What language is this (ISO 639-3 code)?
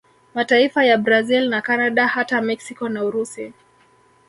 swa